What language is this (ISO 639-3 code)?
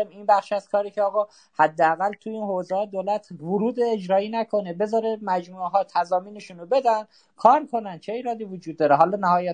fas